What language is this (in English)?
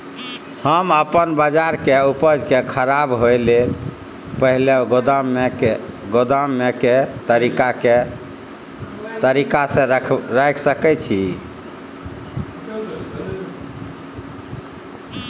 Maithili